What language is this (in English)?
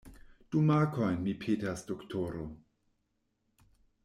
Esperanto